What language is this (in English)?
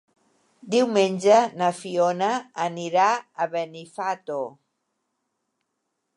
Catalan